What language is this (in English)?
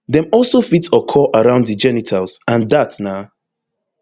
Nigerian Pidgin